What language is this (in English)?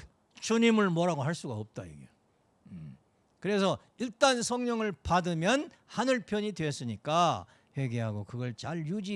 Korean